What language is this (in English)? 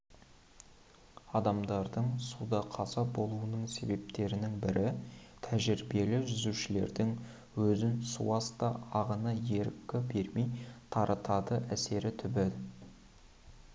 Kazakh